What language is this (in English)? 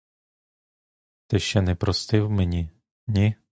Ukrainian